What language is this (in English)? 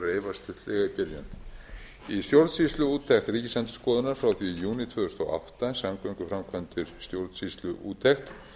Icelandic